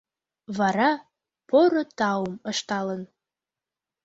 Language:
Mari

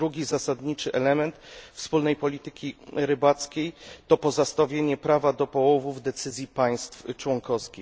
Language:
Polish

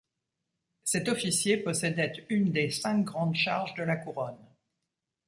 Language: French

